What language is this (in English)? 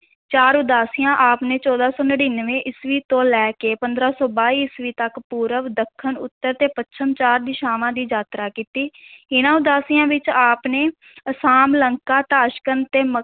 Punjabi